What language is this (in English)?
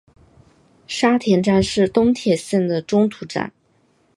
Chinese